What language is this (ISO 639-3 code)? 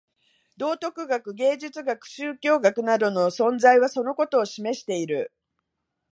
jpn